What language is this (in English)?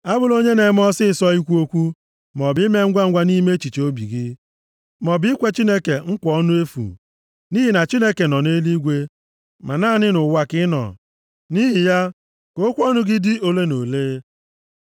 Igbo